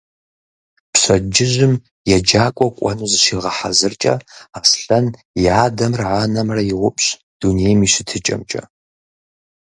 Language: Kabardian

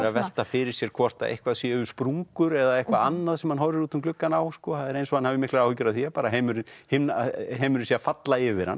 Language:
Icelandic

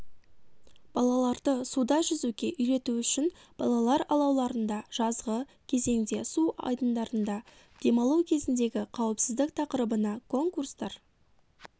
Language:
Kazakh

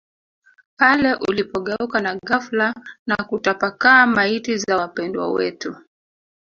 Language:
Swahili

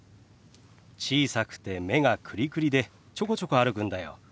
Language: Japanese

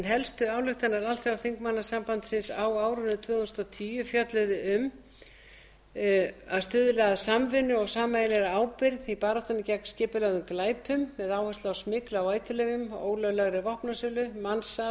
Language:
Icelandic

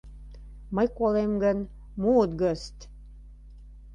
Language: Mari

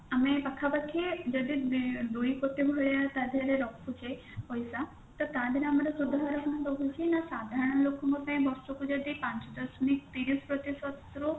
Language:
Odia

